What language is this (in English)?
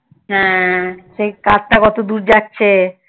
Bangla